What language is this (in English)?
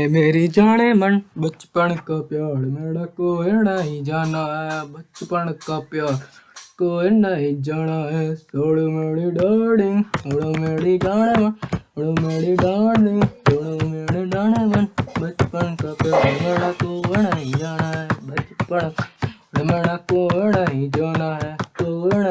Hindi